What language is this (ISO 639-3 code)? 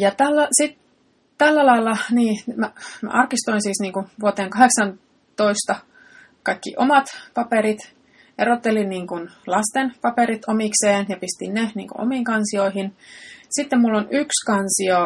fin